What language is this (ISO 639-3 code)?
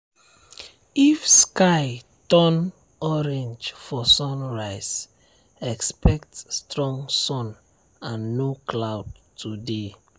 pcm